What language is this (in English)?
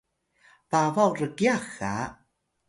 Atayal